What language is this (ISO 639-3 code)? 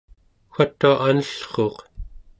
esu